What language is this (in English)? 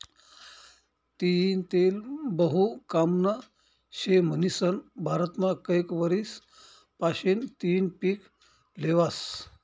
Marathi